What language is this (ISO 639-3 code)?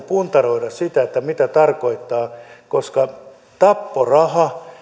fin